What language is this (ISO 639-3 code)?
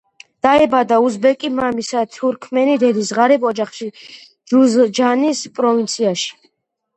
kat